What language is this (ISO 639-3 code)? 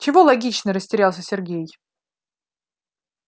rus